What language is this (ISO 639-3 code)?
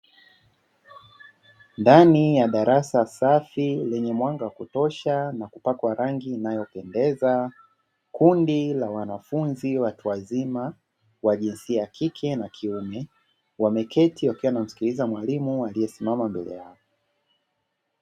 swa